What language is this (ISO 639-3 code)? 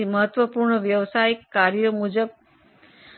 guj